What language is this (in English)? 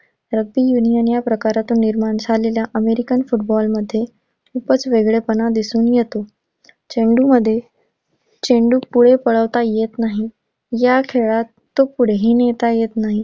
Marathi